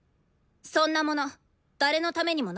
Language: Japanese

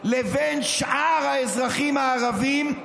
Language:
Hebrew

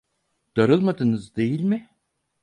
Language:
Turkish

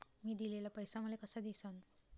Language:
Marathi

